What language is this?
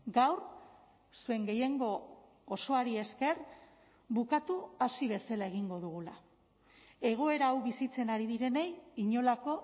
Basque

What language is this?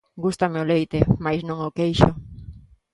Galician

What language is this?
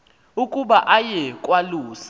Xhosa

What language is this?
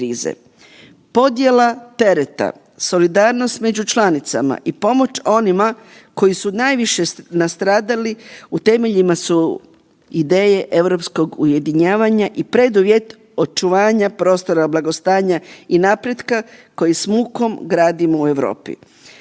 Croatian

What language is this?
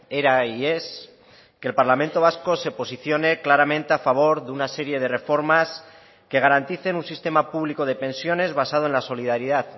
Spanish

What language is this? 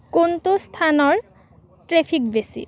Assamese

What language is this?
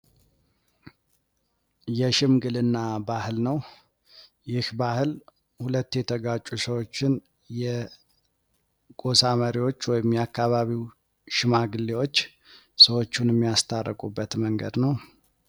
Amharic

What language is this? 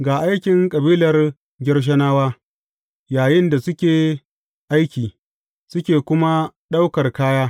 Hausa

